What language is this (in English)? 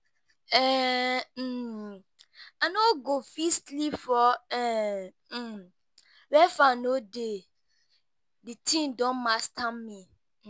Nigerian Pidgin